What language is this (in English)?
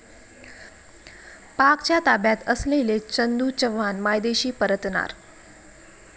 Marathi